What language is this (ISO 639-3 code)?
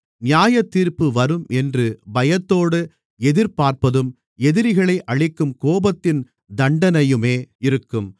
tam